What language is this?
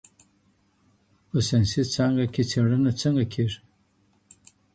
Pashto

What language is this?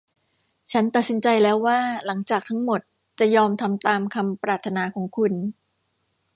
Thai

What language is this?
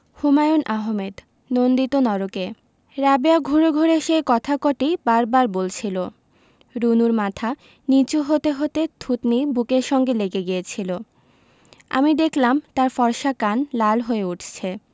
Bangla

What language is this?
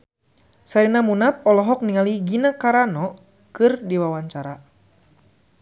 Sundanese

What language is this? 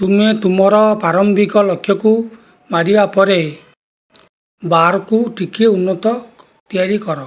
Odia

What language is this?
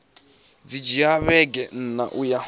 Venda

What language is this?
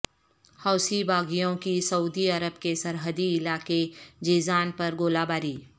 Urdu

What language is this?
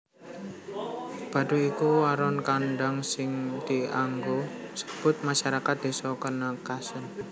Javanese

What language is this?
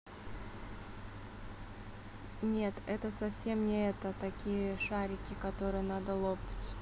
Russian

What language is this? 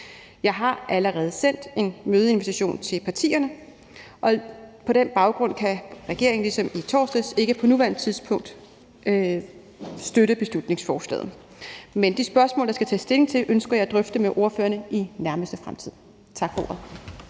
Danish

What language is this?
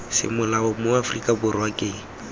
Tswana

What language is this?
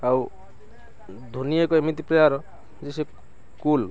Odia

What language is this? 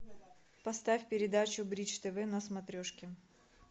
Russian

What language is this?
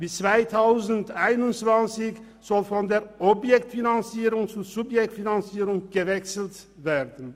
Swiss German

